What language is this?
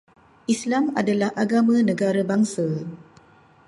Malay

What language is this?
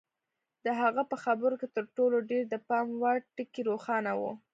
Pashto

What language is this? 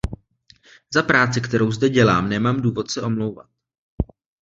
Czech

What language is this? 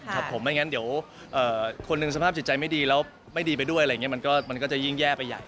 Thai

